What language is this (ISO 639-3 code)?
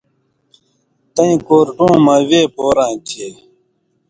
mvy